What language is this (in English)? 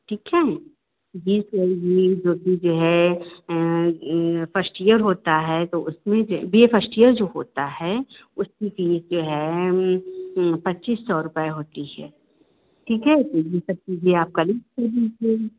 Hindi